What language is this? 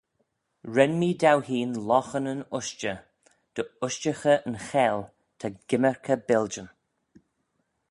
Manx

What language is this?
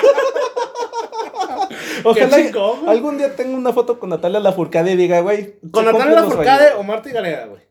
Spanish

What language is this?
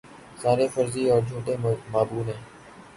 Urdu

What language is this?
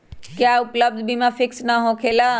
Magahi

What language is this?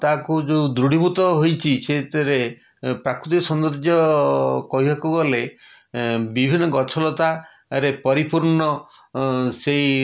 Odia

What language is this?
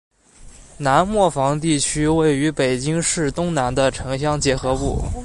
Chinese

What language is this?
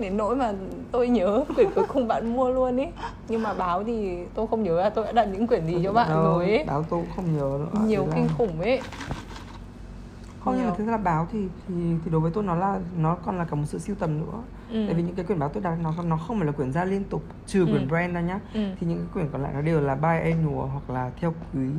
Vietnamese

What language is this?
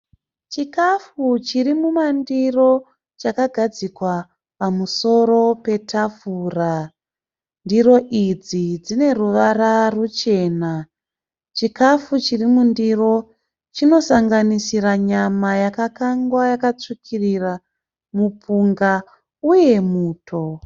Shona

